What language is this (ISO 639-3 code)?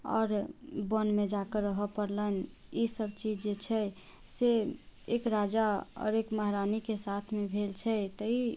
mai